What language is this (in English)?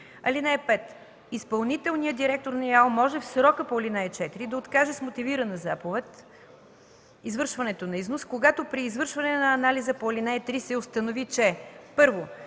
Bulgarian